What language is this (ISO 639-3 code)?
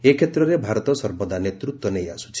ori